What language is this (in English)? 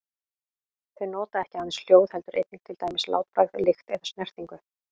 Icelandic